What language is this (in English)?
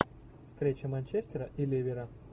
Russian